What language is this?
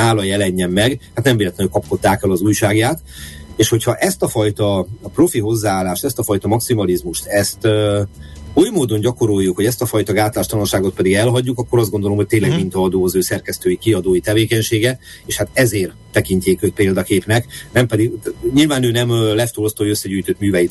Hungarian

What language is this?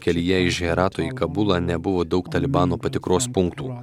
Lithuanian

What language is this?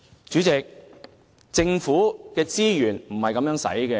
Cantonese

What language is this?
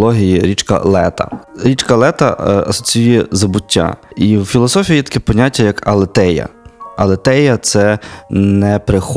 Ukrainian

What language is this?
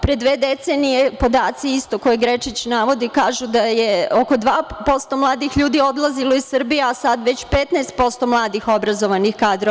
Serbian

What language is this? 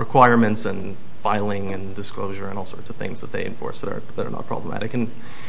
English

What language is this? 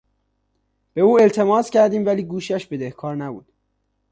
Persian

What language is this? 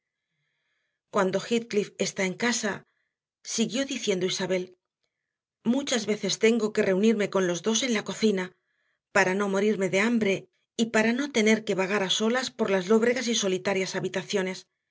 Spanish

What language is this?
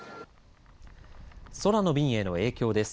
Japanese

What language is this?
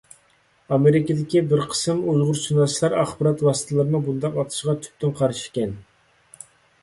Uyghur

